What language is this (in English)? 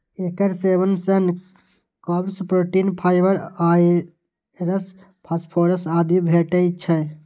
Maithili